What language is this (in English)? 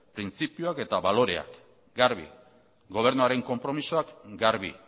Basque